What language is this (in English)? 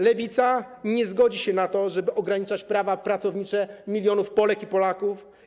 Polish